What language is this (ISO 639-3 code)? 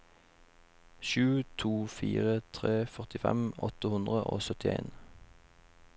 nor